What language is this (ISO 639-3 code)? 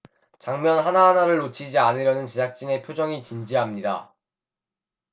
kor